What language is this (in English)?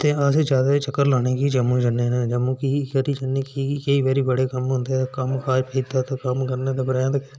Dogri